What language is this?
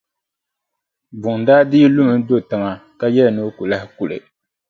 Dagbani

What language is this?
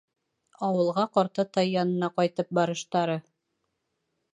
Bashkir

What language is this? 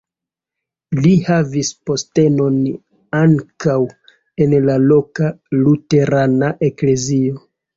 Esperanto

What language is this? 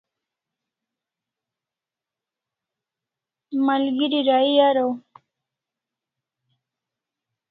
Kalasha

